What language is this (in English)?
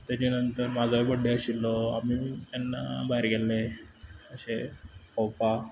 Konkani